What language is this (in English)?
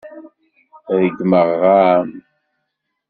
Kabyle